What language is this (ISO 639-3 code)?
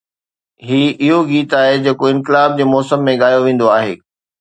snd